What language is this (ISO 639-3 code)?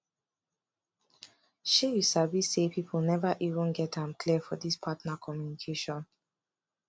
pcm